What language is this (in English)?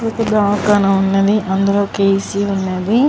Telugu